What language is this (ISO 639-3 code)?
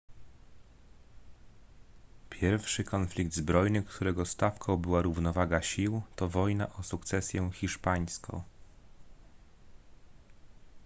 pol